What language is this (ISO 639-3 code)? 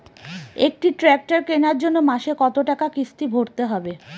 ben